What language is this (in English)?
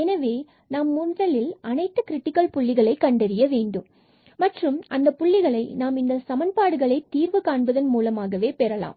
Tamil